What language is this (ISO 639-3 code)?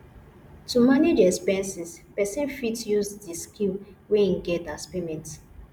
pcm